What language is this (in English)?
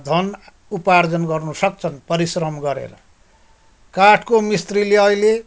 Nepali